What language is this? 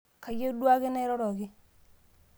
Masai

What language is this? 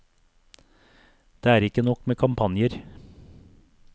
Norwegian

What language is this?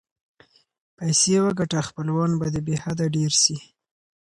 Pashto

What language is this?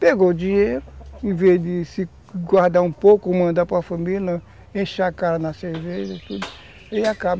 Portuguese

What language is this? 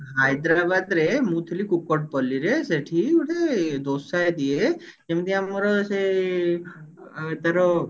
Odia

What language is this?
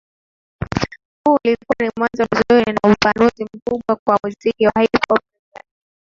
Swahili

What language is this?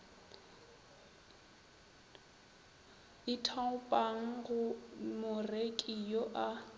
Northern Sotho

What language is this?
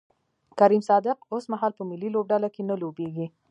Pashto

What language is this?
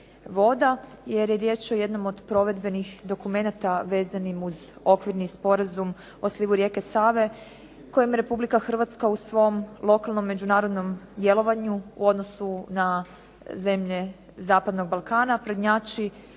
Croatian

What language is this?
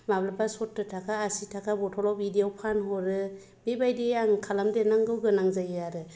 Bodo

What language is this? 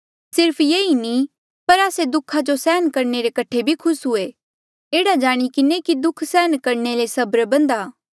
Mandeali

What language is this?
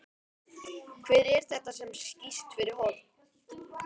Icelandic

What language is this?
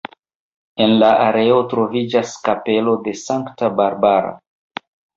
Esperanto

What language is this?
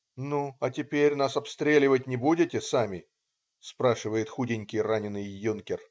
Russian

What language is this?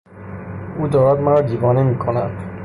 Persian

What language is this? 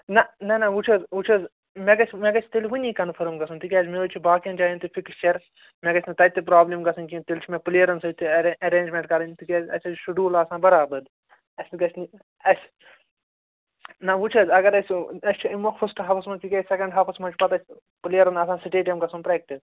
Kashmiri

